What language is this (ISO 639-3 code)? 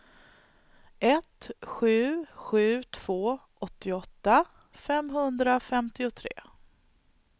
swe